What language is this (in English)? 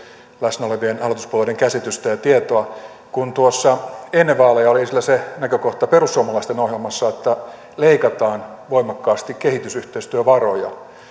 Finnish